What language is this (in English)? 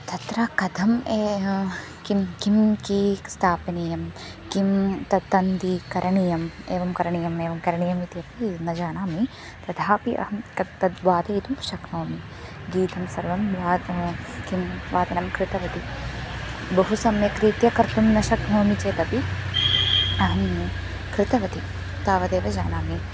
Sanskrit